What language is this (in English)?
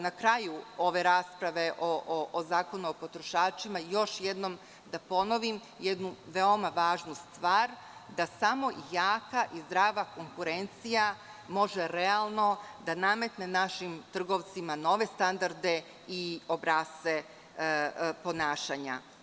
Serbian